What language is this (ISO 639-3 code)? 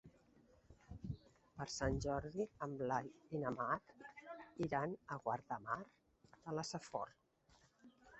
cat